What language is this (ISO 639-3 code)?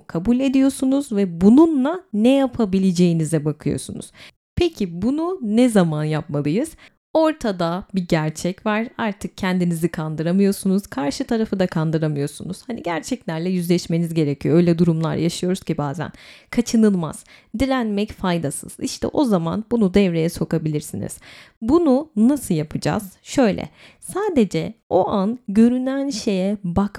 tur